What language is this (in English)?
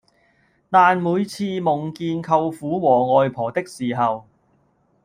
Cantonese